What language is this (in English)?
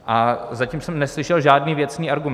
Czech